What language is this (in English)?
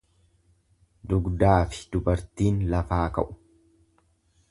Oromo